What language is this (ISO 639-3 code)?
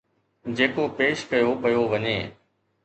snd